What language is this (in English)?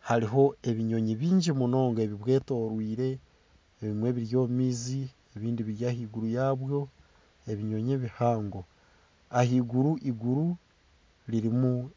Nyankole